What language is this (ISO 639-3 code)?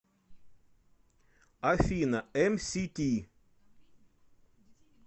rus